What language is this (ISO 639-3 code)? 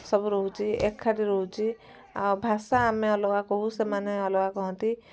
ori